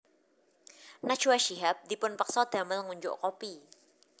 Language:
Javanese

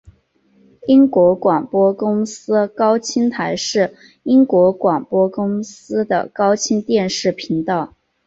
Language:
Chinese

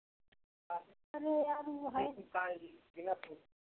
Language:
Hindi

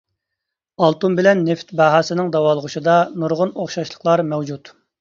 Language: Uyghur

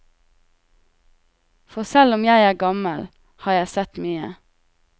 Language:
Norwegian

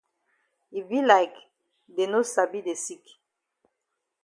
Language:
Cameroon Pidgin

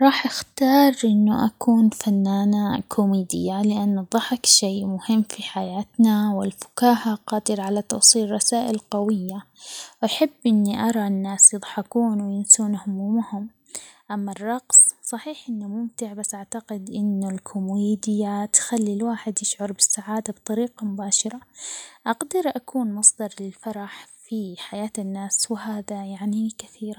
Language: Omani Arabic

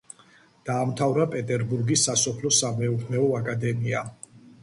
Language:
Georgian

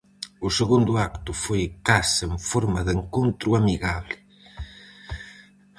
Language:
Galician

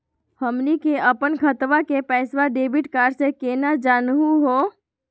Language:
Magahi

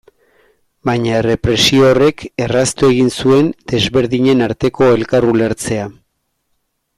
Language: Basque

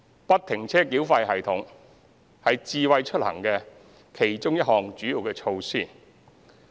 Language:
Cantonese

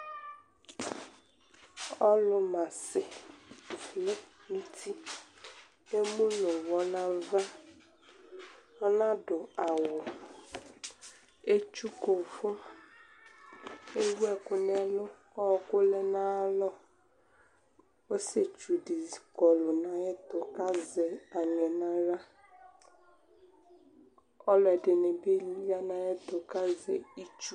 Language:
Ikposo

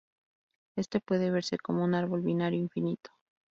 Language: Spanish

